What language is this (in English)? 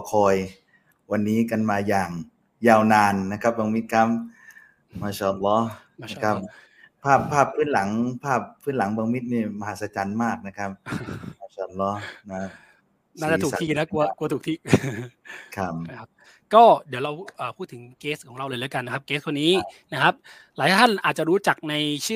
Thai